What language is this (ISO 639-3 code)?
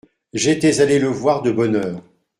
fra